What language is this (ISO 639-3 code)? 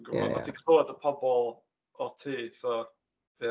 cym